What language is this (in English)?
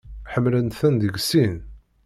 Kabyle